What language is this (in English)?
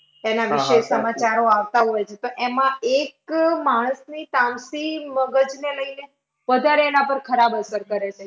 Gujarati